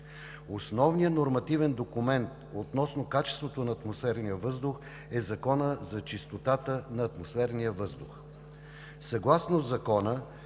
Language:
Bulgarian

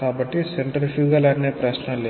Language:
Telugu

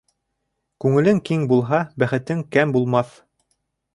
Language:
Bashkir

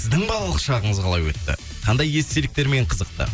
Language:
Kazakh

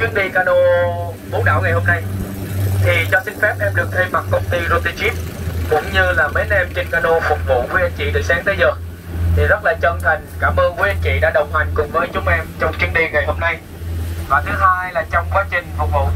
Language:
Vietnamese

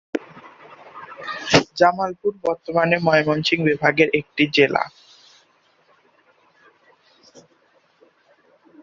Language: Bangla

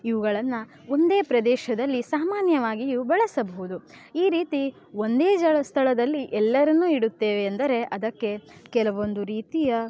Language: Kannada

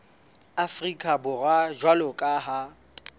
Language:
Southern Sotho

